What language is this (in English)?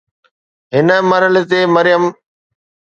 Sindhi